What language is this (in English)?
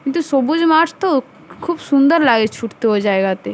Bangla